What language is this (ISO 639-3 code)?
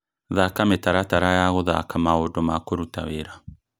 kik